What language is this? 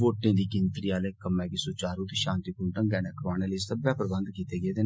Dogri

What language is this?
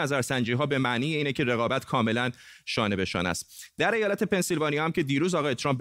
Persian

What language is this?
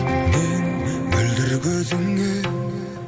Kazakh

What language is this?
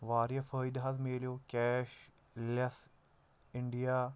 Kashmiri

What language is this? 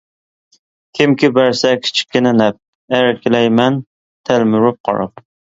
Uyghur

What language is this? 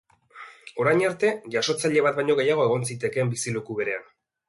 Basque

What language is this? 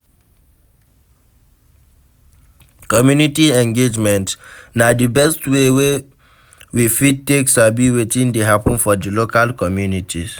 Nigerian Pidgin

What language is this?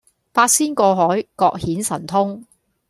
Cantonese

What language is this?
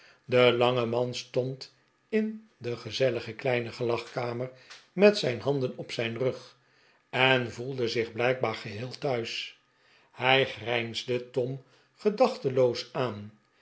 Dutch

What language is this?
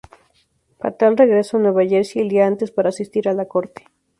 Spanish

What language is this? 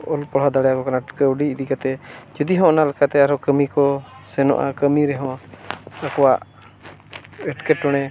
Santali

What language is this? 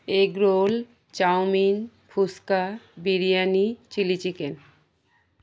Bangla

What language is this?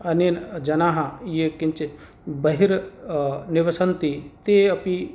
Sanskrit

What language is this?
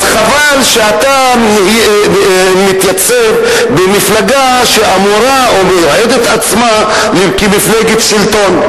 Hebrew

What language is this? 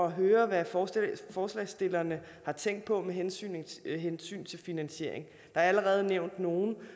Danish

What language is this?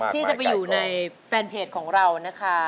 Thai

